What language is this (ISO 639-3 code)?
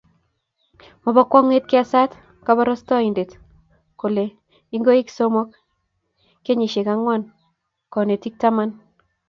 kln